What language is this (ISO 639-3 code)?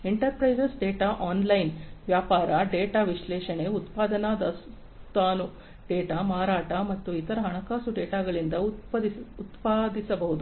kan